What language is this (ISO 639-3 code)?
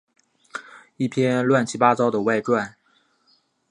zho